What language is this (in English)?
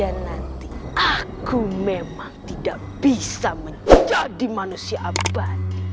Indonesian